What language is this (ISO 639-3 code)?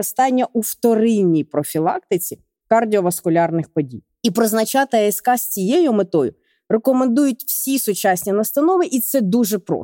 ukr